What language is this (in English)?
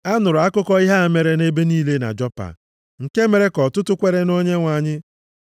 Igbo